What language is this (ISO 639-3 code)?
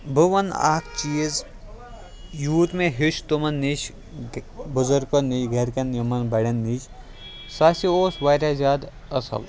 kas